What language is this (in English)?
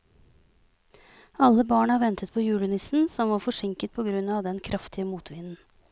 Norwegian